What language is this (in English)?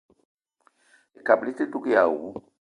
Eton (Cameroon)